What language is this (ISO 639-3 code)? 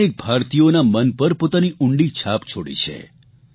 guj